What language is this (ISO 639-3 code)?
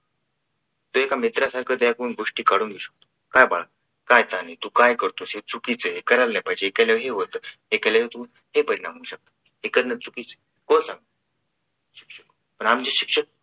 mar